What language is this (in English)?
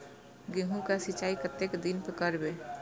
Maithili